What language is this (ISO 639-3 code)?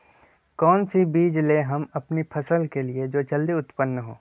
mag